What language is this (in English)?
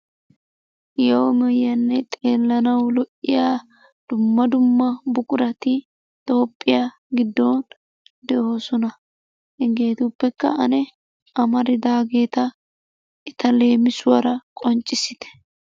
Wolaytta